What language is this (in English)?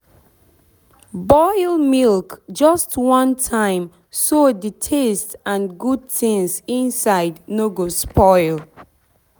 Nigerian Pidgin